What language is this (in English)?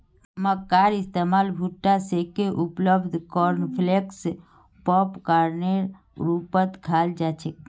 Magahi